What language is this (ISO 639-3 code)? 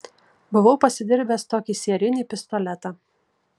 lit